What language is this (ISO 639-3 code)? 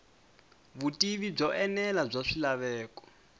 tso